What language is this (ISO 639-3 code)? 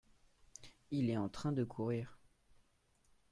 fra